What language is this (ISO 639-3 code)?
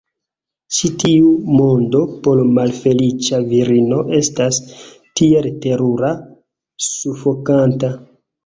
epo